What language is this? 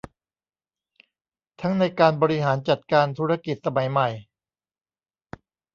Thai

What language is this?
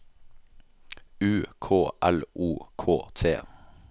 Norwegian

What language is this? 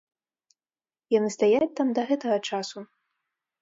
Belarusian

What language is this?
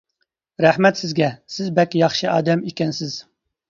Uyghur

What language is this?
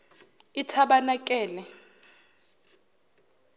Zulu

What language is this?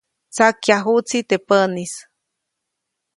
Copainalá Zoque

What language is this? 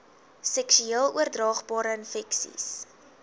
Afrikaans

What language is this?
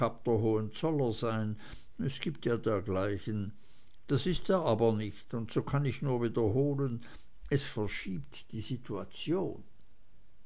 German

